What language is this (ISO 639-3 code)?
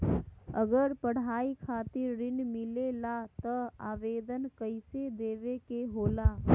mag